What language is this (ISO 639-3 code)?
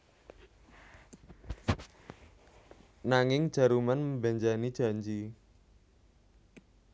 jav